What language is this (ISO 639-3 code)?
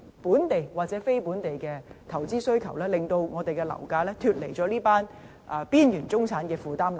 yue